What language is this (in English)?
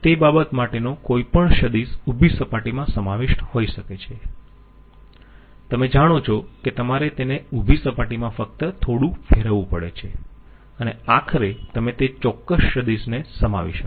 Gujarati